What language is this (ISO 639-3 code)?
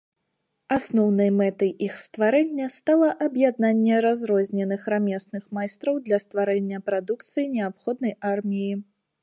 bel